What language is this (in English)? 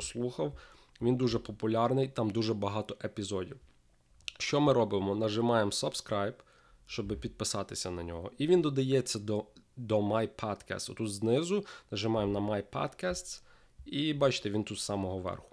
Russian